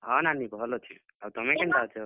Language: Odia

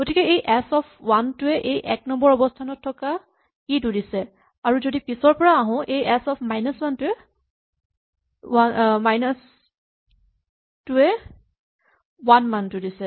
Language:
Assamese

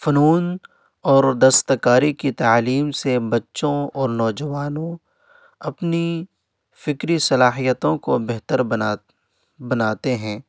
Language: Urdu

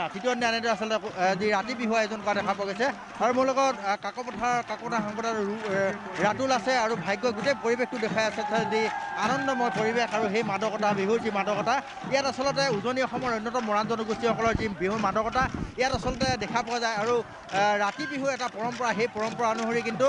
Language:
Bangla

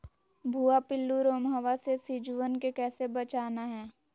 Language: Magahi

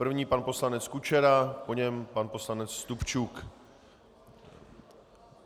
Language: Czech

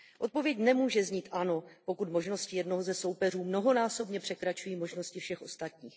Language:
Czech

